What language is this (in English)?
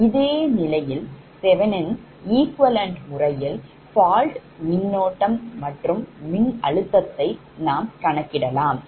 Tamil